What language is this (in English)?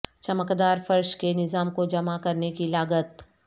Urdu